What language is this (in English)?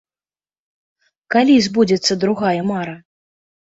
Belarusian